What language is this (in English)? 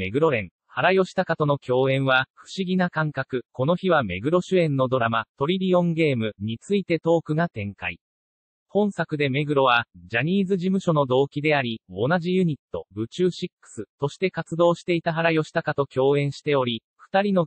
Japanese